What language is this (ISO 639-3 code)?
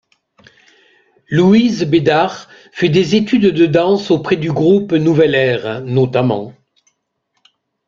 fra